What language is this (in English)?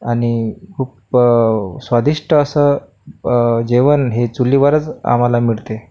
Marathi